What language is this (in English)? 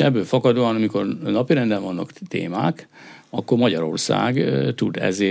Hungarian